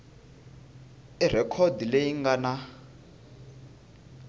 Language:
Tsonga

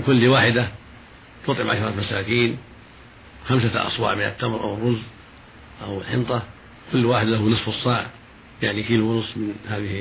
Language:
Arabic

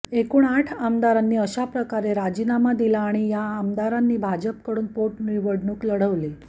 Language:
Marathi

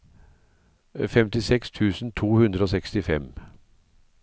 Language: Norwegian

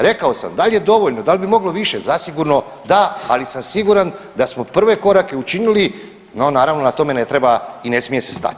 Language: Croatian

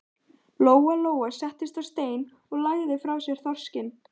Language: Icelandic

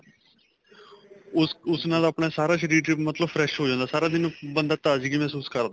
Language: Punjabi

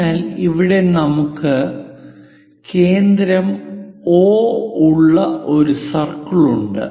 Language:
Malayalam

